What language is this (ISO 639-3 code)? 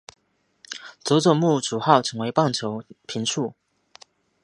zho